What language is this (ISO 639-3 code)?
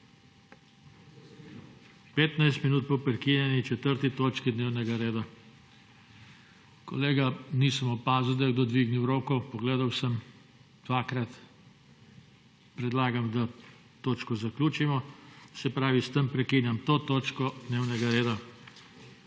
slv